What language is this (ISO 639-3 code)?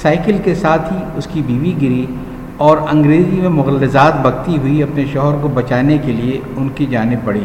urd